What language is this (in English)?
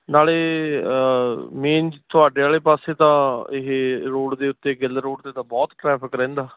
Punjabi